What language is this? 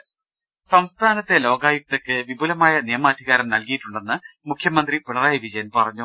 Malayalam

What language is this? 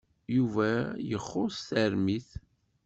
Kabyle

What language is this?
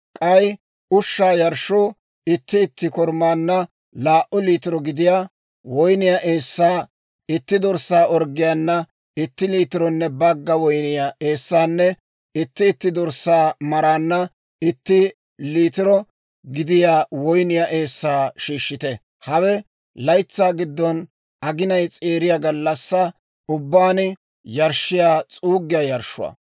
Dawro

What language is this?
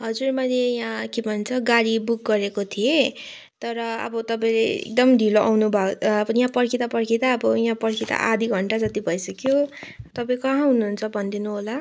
Nepali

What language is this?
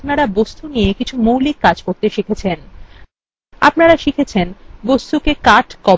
Bangla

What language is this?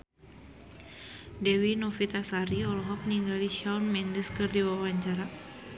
Sundanese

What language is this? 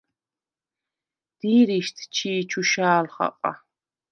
Svan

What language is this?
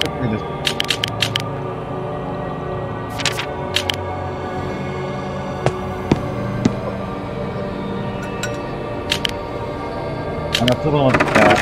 Turkish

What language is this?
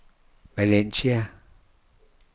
Danish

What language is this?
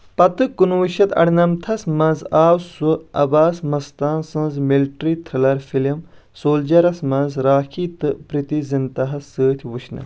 Kashmiri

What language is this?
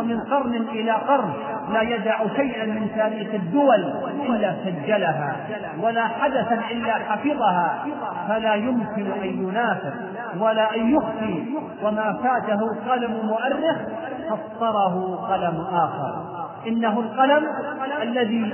Arabic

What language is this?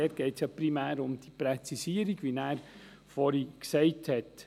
Swiss German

